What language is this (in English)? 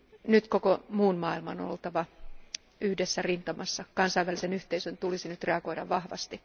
Finnish